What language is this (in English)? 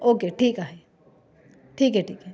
Marathi